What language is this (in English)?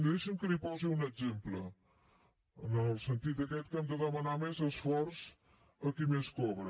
Catalan